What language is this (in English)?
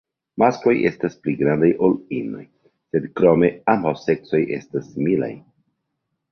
Esperanto